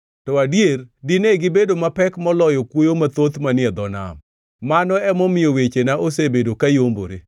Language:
Luo (Kenya and Tanzania)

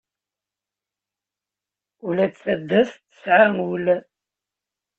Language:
Kabyle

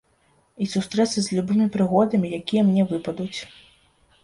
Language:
Belarusian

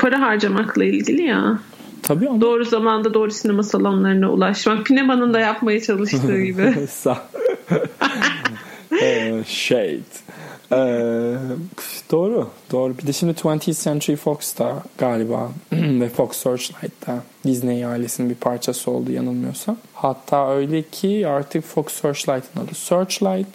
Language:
Turkish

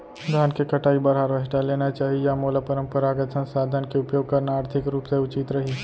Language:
Chhattisgarhi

